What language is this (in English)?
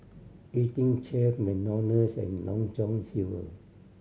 English